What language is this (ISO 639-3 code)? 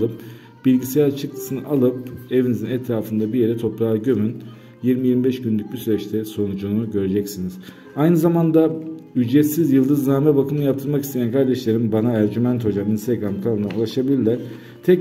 tur